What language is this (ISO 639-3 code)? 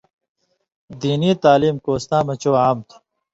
mvy